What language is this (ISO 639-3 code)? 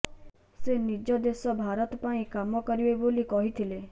ori